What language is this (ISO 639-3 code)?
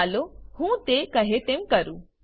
guj